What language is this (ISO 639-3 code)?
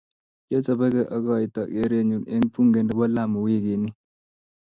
kln